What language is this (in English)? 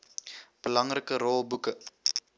Afrikaans